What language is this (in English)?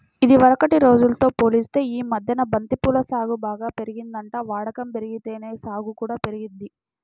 Telugu